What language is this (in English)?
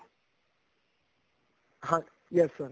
Punjabi